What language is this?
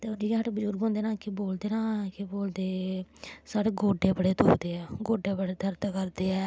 Dogri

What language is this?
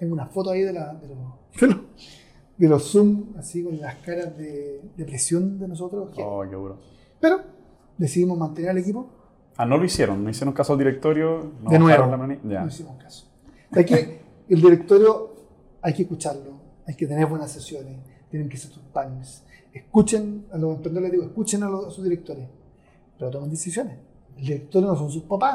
Spanish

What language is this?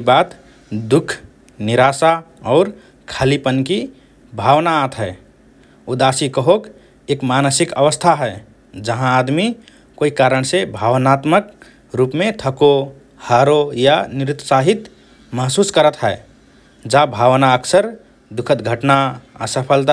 Rana Tharu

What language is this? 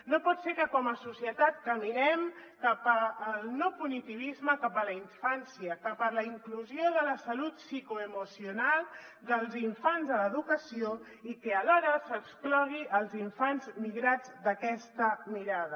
Catalan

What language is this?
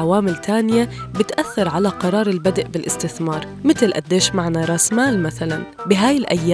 Arabic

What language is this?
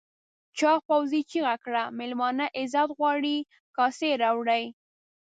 Pashto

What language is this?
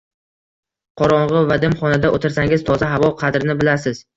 Uzbek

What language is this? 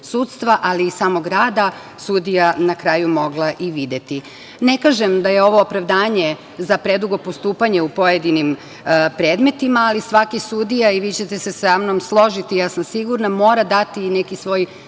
Serbian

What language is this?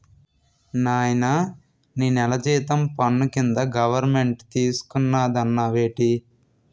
Telugu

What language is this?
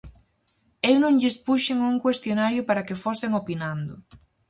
Galician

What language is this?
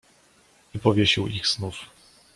Polish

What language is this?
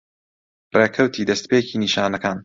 Central Kurdish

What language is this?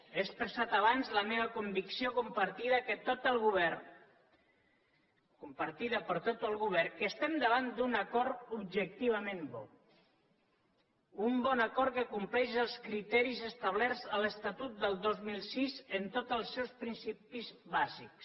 Catalan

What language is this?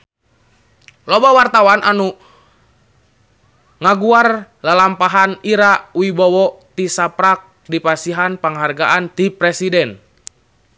Sundanese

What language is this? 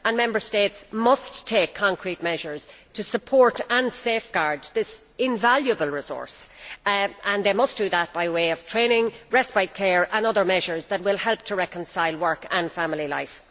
English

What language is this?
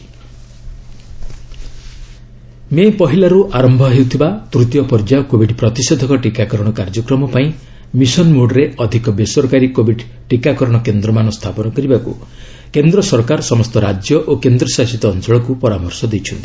Odia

